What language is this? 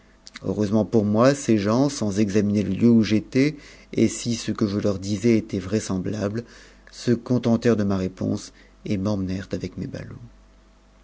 French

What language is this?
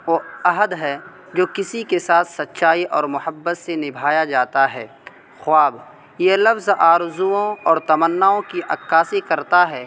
Urdu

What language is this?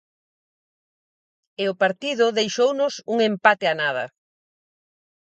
Galician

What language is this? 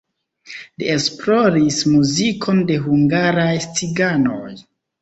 Esperanto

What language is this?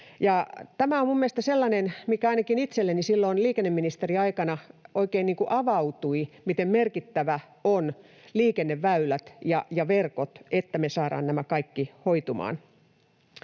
Finnish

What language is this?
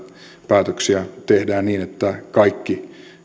Finnish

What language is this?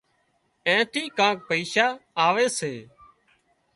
Wadiyara Koli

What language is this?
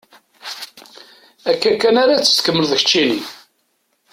Kabyle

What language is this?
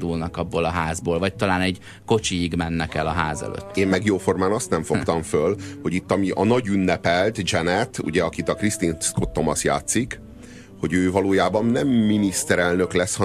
Hungarian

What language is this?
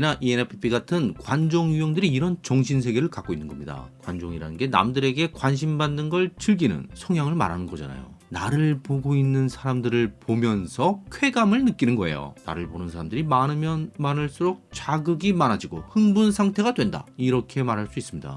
Korean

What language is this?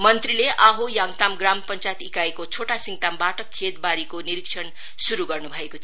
Nepali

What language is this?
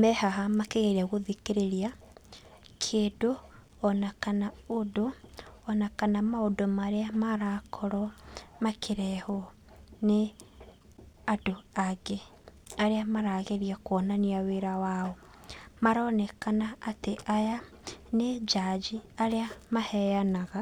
Kikuyu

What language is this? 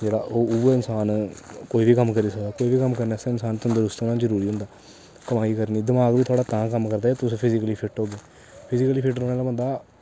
Dogri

